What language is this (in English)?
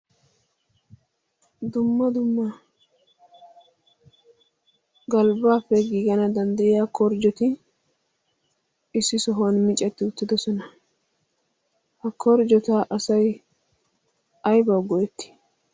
Wolaytta